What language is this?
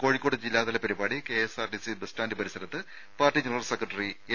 Malayalam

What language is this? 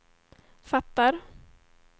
Swedish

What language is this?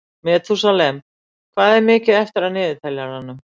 Icelandic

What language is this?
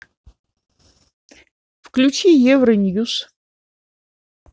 Russian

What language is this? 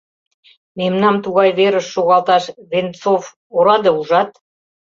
Mari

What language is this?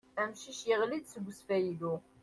Kabyle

